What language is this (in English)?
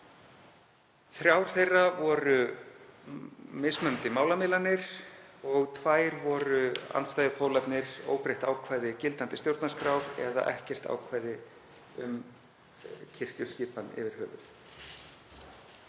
Icelandic